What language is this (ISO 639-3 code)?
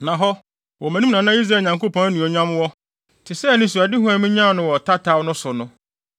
aka